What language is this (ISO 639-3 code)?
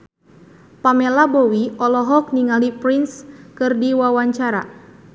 sun